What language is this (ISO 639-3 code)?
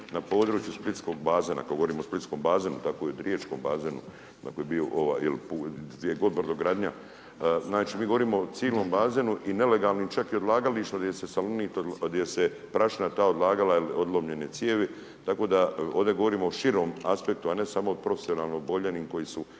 hrv